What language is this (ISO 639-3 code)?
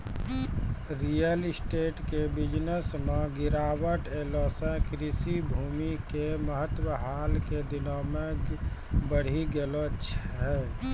mai